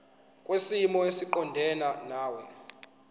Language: Zulu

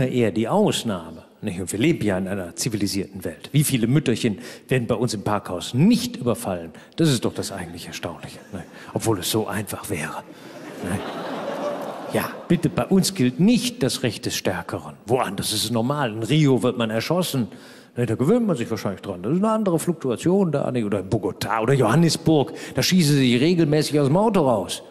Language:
German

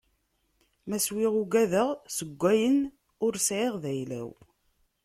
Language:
Kabyle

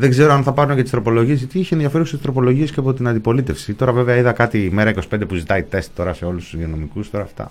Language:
Greek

